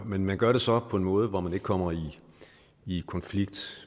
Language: Danish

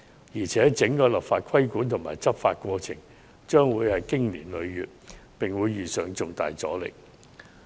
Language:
Cantonese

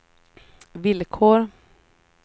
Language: Swedish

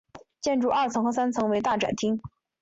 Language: Chinese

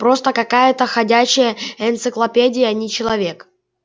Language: Russian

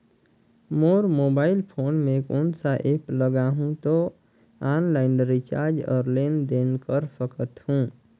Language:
Chhattisgarhi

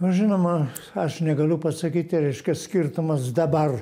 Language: Lithuanian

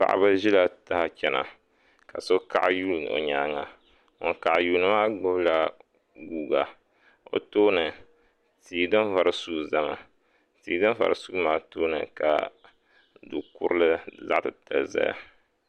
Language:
Dagbani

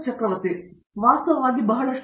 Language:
Kannada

